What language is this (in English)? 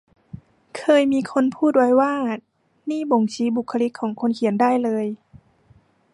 Thai